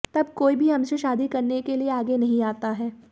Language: Hindi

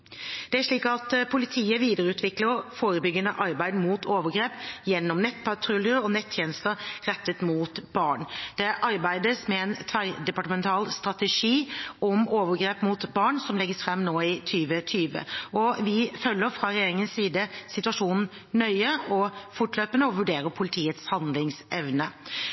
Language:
Norwegian Bokmål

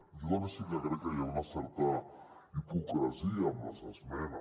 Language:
Catalan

